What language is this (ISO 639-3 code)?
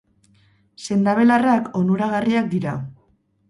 eus